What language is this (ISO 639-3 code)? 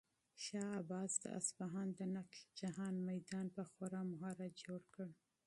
pus